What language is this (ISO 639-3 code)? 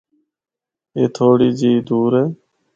hno